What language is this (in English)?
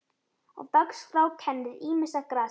Icelandic